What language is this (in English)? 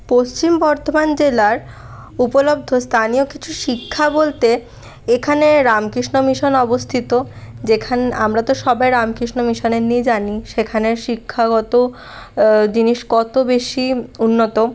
Bangla